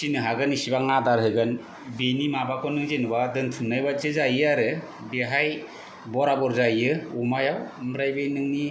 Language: Bodo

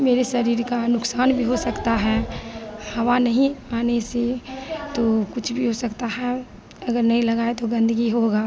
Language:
Hindi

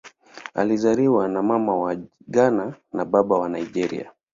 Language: Swahili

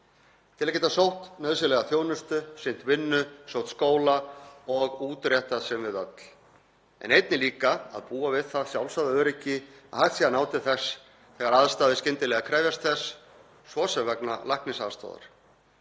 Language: Icelandic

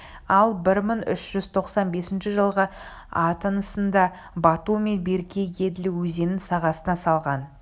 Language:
Kazakh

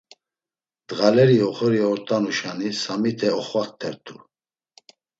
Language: Laz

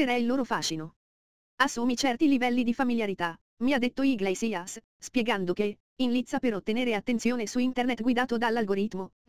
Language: Italian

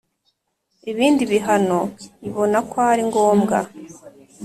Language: Kinyarwanda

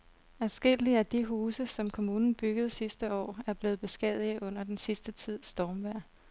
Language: Danish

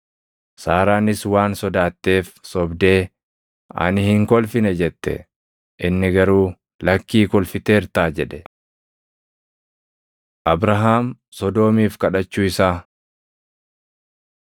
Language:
Oromo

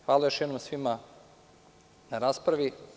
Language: Serbian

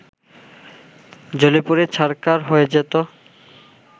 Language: Bangla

